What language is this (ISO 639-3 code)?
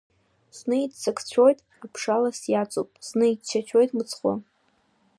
abk